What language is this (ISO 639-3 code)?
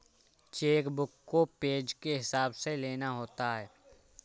hin